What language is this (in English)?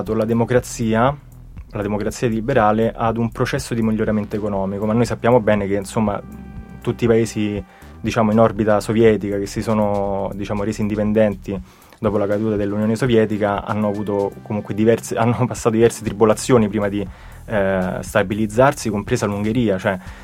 Italian